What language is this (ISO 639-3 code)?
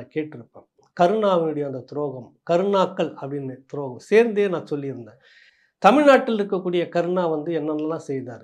tam